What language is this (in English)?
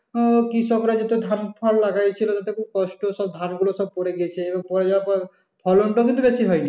Bangla